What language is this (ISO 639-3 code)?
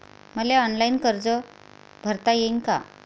mar